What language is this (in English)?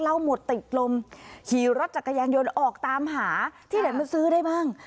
Thai